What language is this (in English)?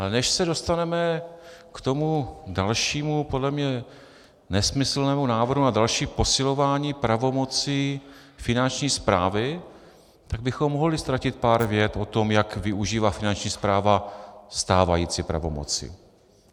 Czech